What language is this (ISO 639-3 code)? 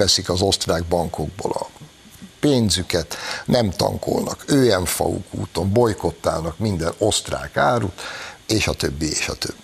hun